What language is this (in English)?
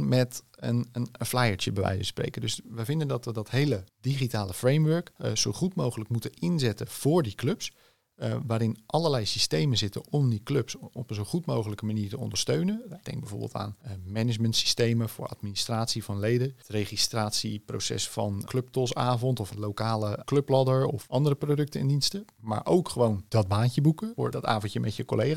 Dutch